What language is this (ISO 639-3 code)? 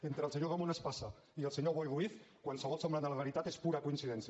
cat